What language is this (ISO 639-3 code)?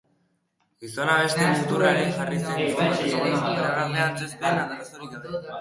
eus